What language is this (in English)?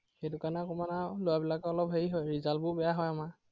Assamese